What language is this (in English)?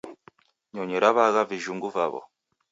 Taita